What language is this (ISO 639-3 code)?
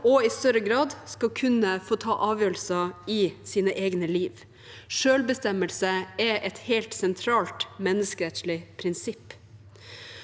nor